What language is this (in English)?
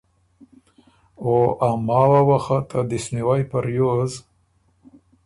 Ormuri